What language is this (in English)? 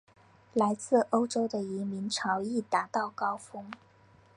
Chinese